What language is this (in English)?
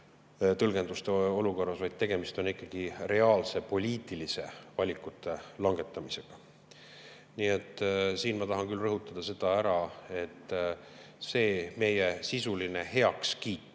Estonian